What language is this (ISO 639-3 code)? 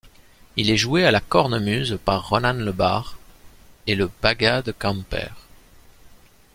fra